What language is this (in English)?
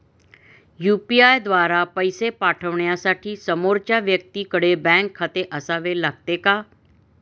Marathi